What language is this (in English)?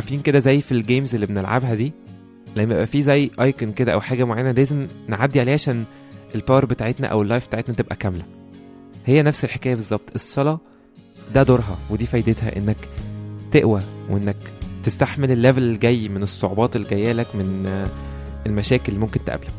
Arabic